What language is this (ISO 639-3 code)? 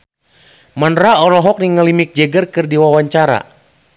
sun